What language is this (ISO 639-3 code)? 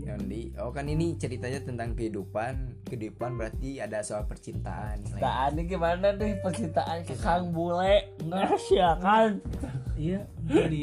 ind